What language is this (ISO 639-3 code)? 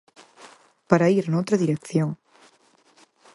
glg